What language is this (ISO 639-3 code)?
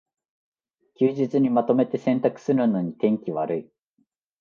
jpn